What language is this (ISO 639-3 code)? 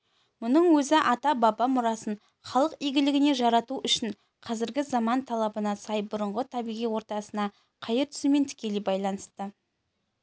kaz